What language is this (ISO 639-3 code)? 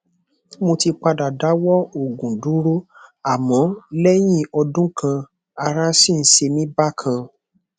yor